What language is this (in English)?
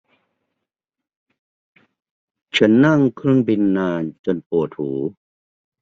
Thai